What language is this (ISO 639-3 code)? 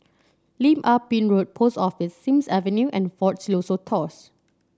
eng